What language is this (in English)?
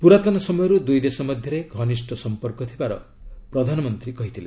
Odia